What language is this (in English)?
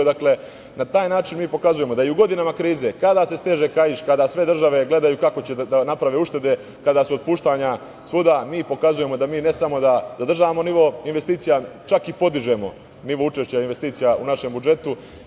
Serbian